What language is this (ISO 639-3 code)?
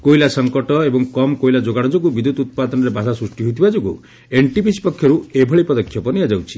ori